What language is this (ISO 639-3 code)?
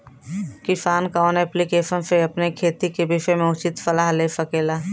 bho